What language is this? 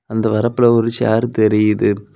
Tamil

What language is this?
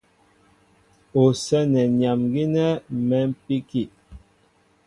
Mbo (Cameroon)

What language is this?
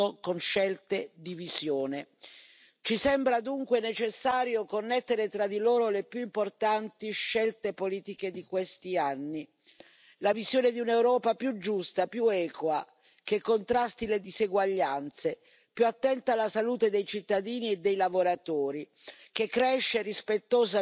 Italian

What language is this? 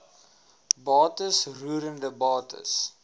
Afrikaans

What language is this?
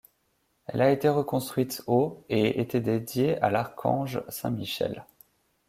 French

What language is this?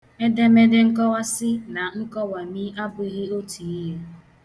Igbo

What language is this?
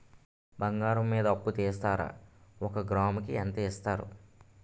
Telugu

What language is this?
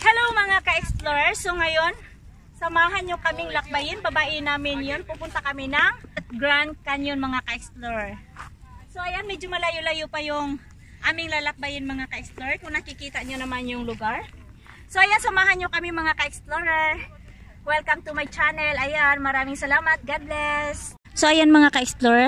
Filipino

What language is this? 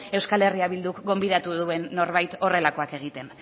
Basque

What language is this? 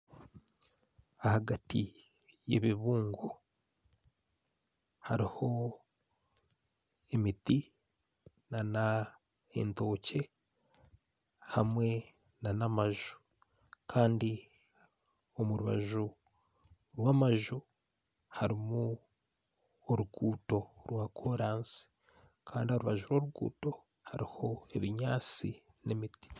Nyankole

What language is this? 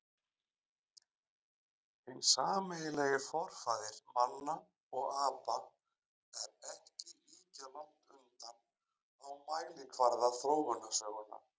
Icelandic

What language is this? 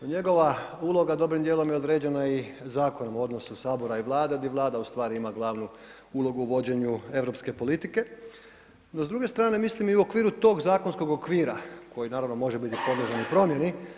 Croatian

